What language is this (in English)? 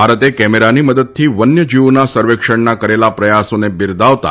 Gujarati